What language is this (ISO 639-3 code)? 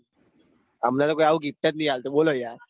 guj